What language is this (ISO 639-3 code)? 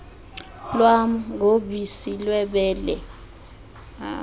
xho